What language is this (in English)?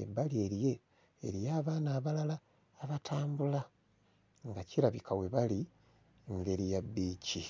Ganda